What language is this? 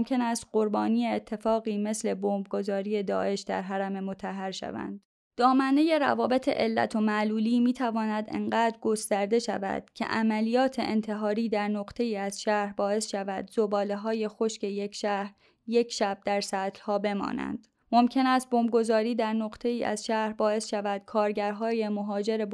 Persian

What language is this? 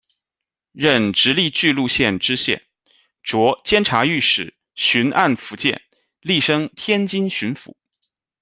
Chinese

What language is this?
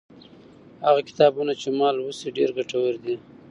Pashto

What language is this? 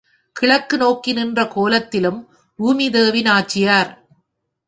Tamil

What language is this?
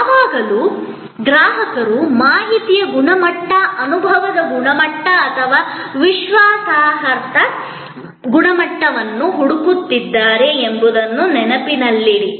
Kannada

